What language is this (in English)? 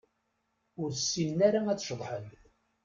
Kabyle